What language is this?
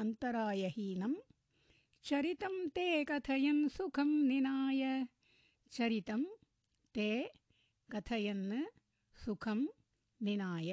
Tamil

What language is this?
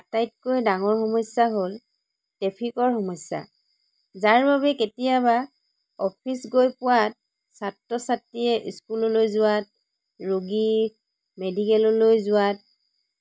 Assamese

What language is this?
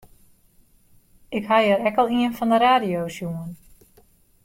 Western Frisian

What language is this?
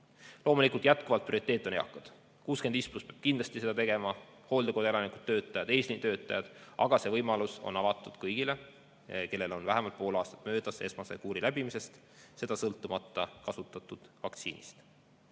Estonian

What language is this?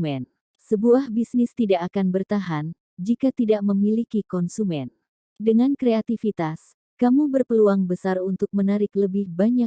Indonesian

